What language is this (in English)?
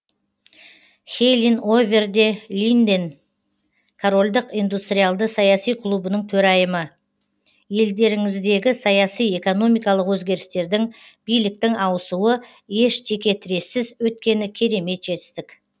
Kazakh